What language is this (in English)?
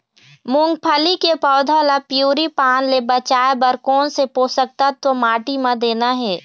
Chhattisgarhi